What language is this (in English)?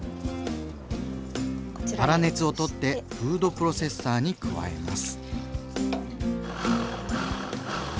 Japanese